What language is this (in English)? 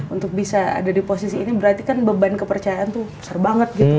Indonesian